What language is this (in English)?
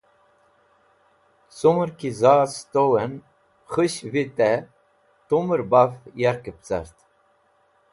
Wakhi